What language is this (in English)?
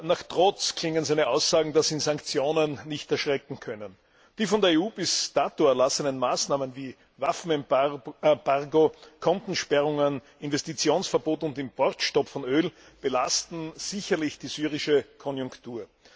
German